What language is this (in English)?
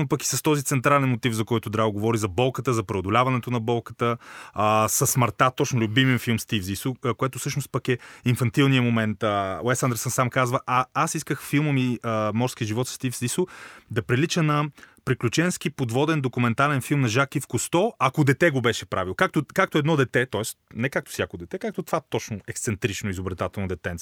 Bulgarian